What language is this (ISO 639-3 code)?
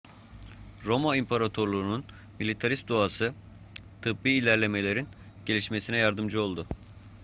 tur